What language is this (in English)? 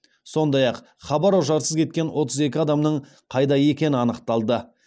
Kazakh